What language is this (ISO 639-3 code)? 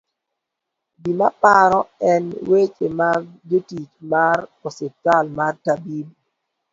luo